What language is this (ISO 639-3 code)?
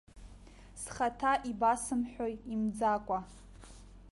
abk